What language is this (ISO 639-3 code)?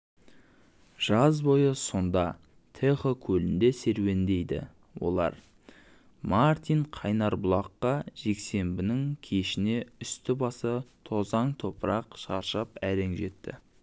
kaz